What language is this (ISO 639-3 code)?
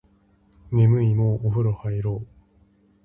jpn